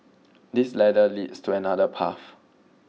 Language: English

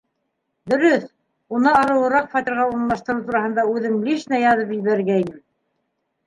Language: Bashkir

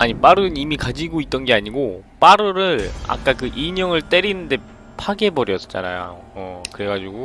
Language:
Korean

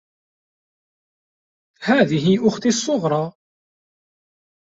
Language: Arabic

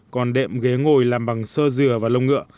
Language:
Vietnamese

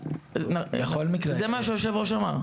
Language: Hebrew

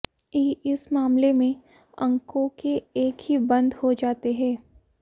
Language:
Hindi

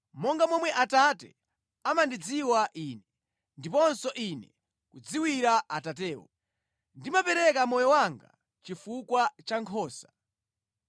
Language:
Nyanja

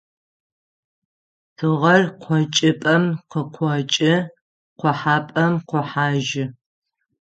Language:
Adyghe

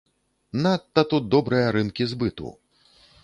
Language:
Belarusian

